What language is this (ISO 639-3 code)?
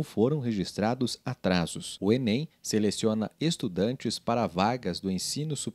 por